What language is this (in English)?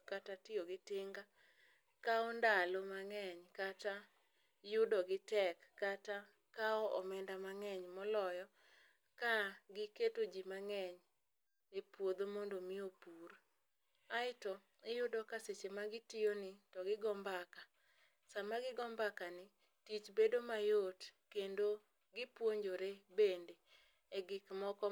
Luo (Kenya and Tanzania)